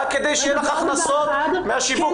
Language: Hebrew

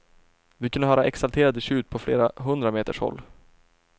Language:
Swedish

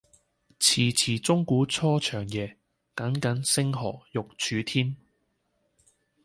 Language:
Cantonese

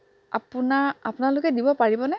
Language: Assamese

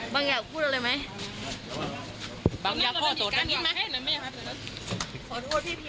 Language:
Thai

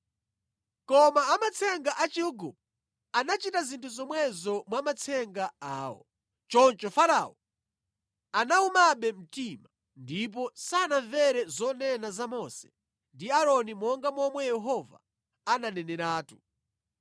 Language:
Nyanja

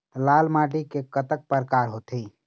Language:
Chhattisgarhi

